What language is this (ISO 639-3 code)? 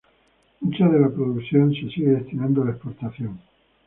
spa